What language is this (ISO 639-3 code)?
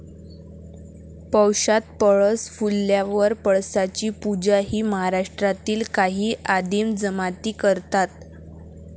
mar